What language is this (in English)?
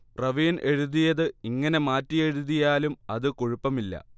Malayalam